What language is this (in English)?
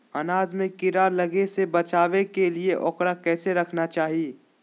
Magahi